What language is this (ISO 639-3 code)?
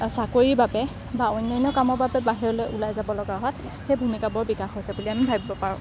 asm